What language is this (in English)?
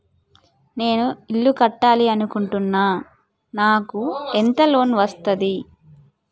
Telugu